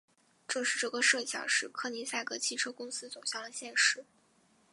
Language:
Chinese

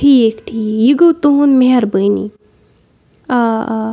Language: Kashmiri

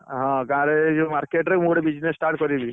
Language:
Odia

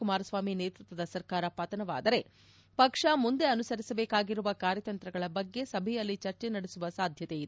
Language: Kannada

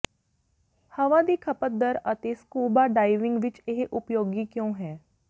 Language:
Punjabi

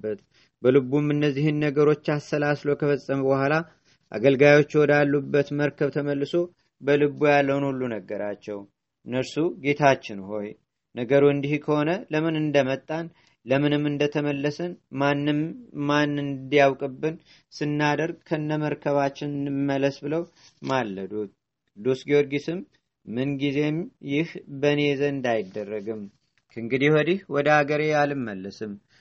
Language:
Amharic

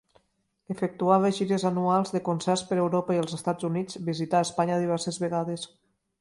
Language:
Catalan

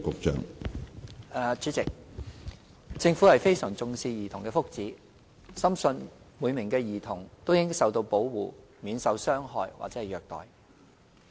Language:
Cantonese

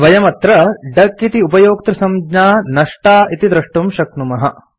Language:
Sanskrit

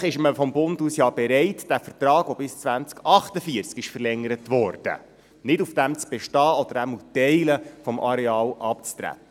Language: Swiss German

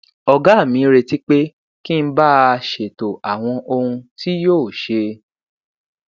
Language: Yoruba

